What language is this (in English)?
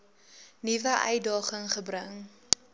Afrikaans